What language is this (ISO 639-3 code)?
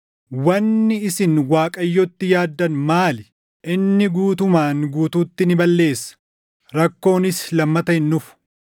orm